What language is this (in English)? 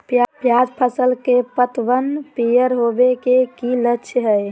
Magahi